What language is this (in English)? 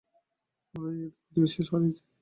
Bangla